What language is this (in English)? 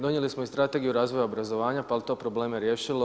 Croatian